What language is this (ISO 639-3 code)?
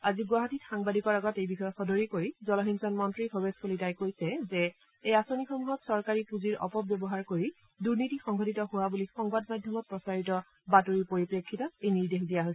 asm